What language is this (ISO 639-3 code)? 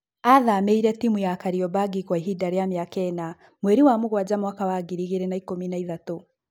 kik